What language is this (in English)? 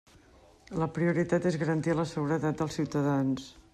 Catalan